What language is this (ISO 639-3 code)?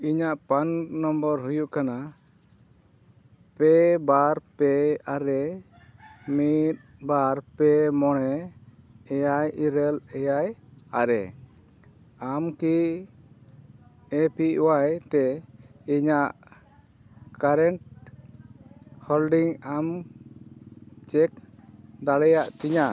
sat